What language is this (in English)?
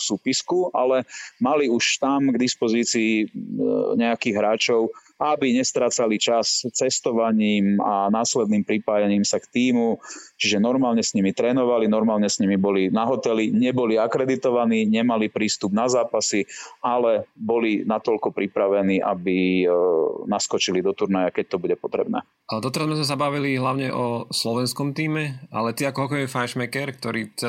Slovak